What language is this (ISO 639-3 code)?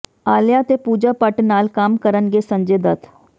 pan